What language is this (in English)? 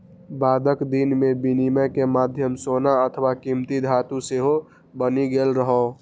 Maithili